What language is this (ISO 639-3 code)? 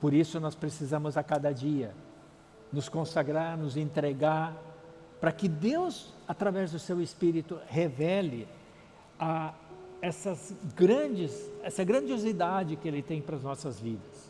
por